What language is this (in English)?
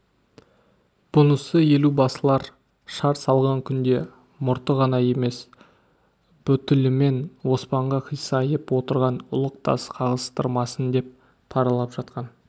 Kazakh